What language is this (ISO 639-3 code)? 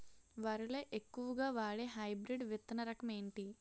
tel